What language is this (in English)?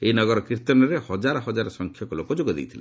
Odia